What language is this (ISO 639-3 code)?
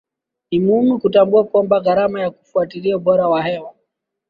swa